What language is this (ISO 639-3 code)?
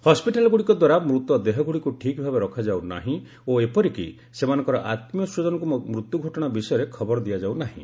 ori